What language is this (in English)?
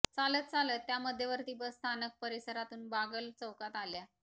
Marathi